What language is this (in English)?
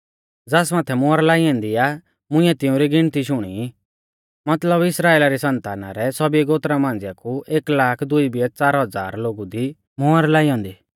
Mahasu Pahari